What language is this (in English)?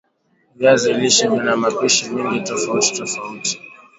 Swahili